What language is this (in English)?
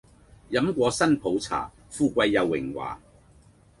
Cantonese